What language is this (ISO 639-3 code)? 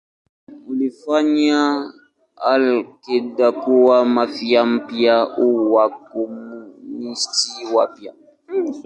swa